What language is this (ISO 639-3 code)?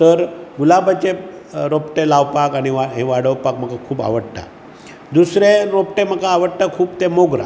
kok